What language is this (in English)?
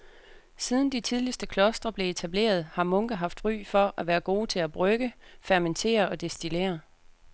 Danish